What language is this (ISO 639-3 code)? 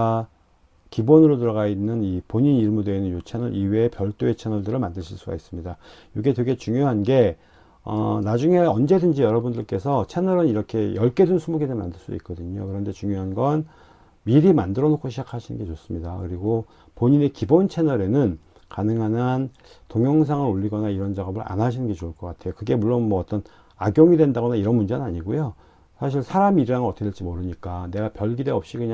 kor